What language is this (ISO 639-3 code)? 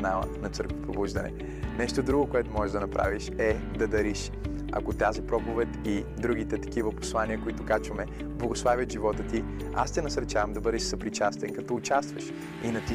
bul